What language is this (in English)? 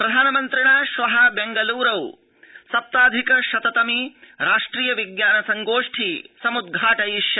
Sanskrit